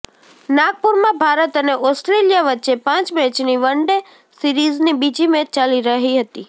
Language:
Gujarati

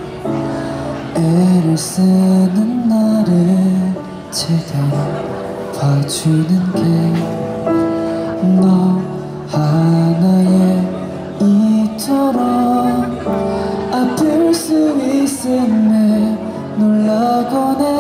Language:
Korean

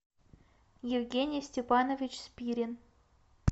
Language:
Russian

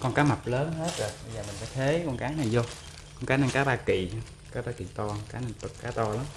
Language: Vietnamese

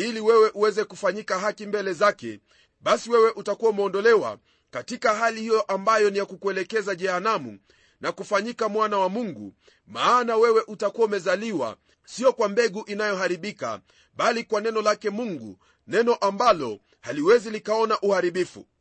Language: Swahili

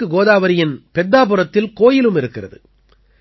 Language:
Tamil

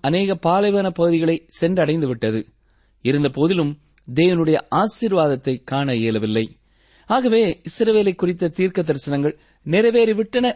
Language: Tamil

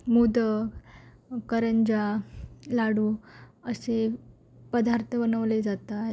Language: Marathi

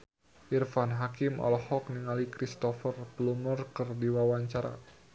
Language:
Sundanese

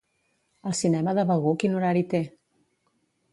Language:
Catalan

